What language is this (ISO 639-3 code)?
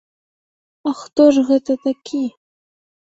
bel